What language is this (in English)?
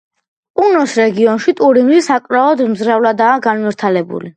Georgian